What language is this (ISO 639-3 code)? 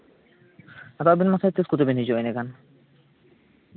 sat